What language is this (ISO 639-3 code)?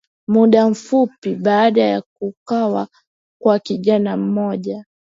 swa